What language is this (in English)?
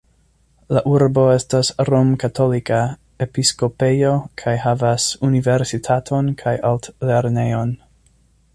Esperanto